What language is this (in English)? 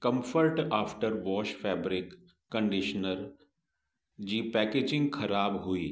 Sindhi